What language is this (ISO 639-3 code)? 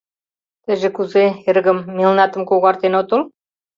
chm